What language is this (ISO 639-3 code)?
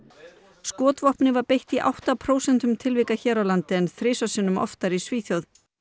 isl